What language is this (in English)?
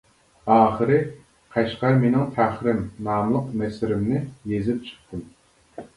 Uyghur